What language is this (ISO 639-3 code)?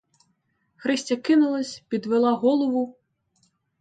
ukr